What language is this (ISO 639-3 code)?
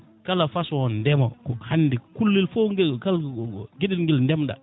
ful